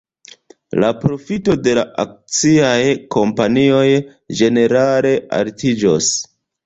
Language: Esperanto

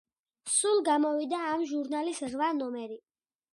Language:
Georgian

